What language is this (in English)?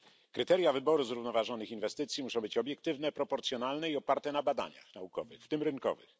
Polish